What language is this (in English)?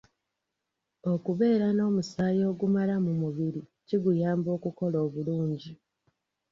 Ganda